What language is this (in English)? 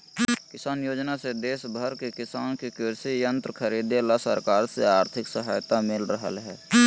Magahi